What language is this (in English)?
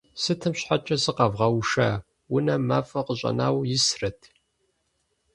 Kabardian